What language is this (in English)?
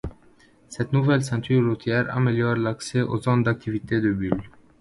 French